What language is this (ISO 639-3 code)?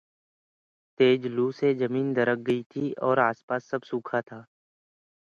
eng